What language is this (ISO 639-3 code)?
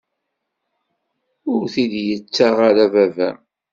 kab